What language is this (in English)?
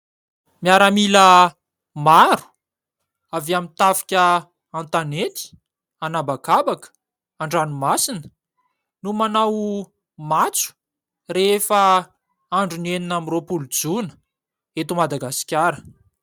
Malagasy